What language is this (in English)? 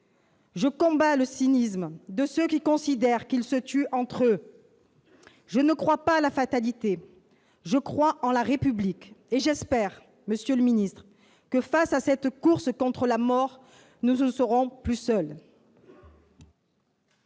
French